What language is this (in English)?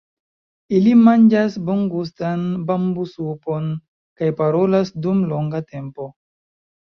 Esperanto